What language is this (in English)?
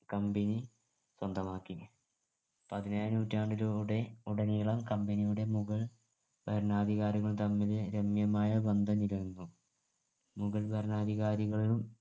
Malayalam